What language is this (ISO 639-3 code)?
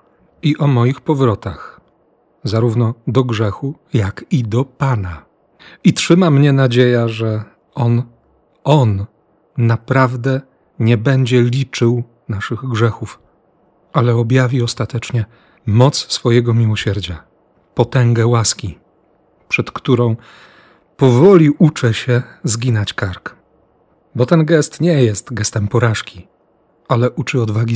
pol